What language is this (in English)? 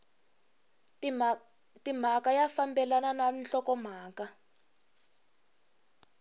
Tsonga